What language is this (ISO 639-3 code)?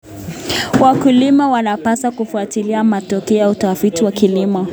kln